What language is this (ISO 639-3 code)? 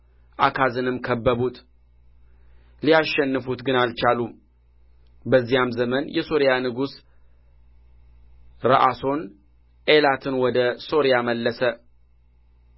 amh